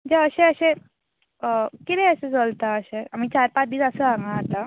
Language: Konkani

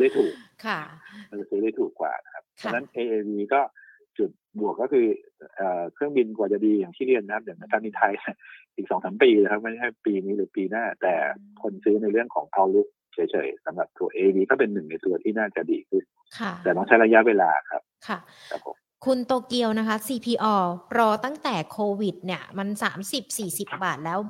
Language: Thai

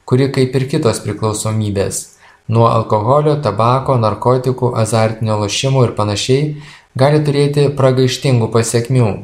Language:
Lithuanian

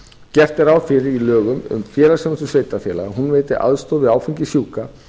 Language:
Icelandic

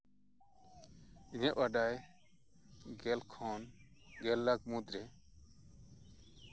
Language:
Santali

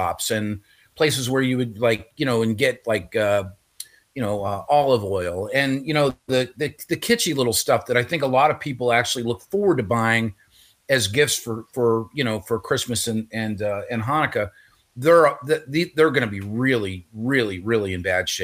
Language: English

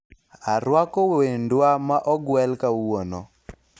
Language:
Luo (Kenya and Tanzania)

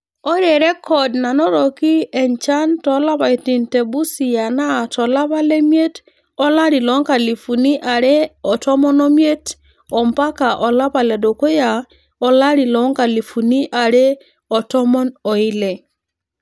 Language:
Masai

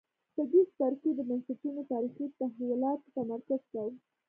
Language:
Pashto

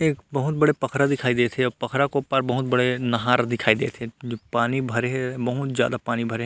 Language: Chhattisgarhi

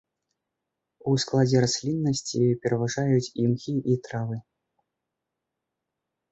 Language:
Belarusian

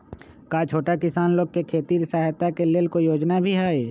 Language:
Magahi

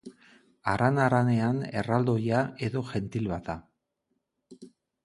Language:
Basque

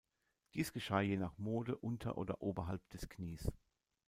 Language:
German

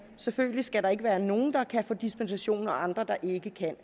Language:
Danish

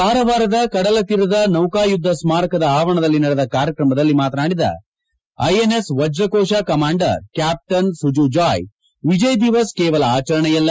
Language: Kannada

